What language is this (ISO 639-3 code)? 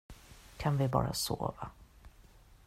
swe